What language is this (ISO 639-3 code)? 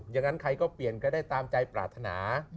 tha